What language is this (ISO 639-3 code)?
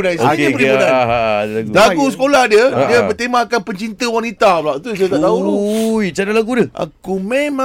msa